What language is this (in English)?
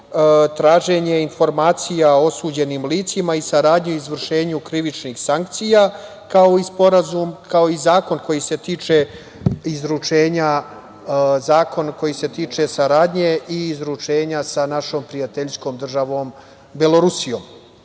Serbian